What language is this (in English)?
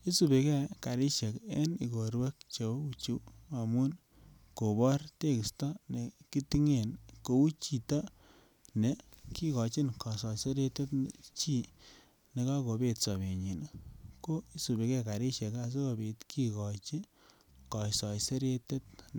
Kalenjin